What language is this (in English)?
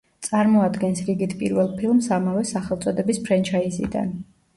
Georgian